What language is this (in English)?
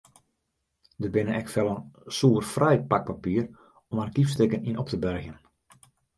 Western Frisian